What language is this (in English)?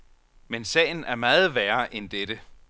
Danish